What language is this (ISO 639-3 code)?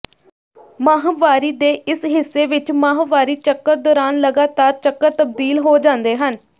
pan